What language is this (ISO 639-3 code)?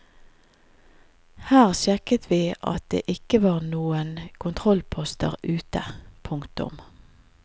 nor